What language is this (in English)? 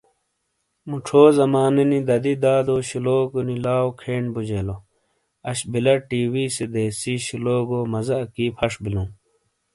Shina